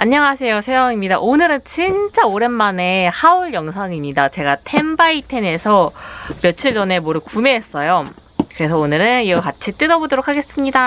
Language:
Korean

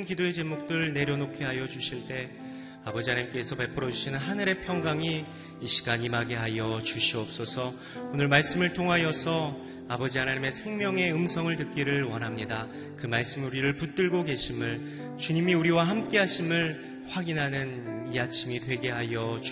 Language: Korean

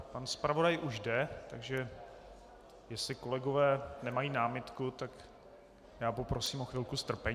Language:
Czech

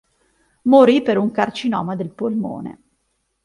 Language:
Italian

